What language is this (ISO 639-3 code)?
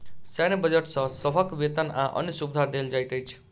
mai